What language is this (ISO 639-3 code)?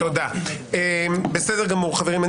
heb